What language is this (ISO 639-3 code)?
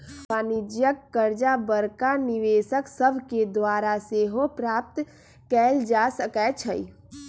mag